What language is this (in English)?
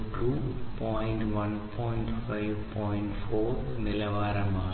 Malayalam